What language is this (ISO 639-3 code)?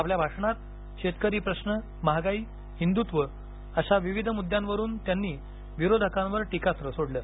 mar